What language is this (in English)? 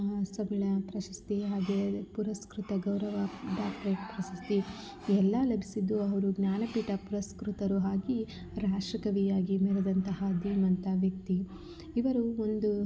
Kannada